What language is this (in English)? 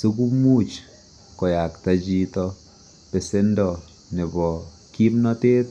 Kalenjin